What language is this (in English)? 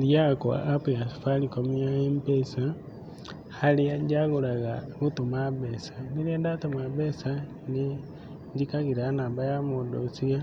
Kikuyu